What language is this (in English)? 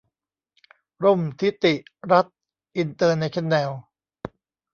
Thai